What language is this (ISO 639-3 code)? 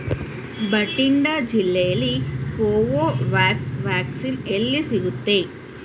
kan